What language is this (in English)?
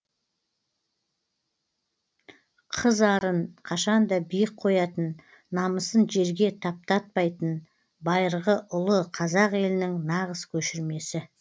Kazakh